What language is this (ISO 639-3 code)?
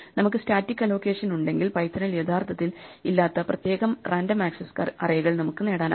mal